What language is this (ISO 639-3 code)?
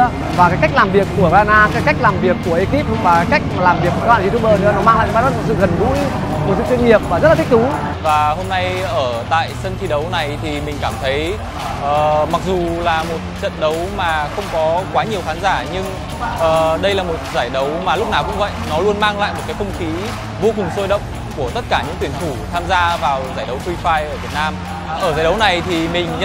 vie